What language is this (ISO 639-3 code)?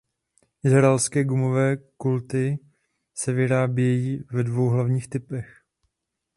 ces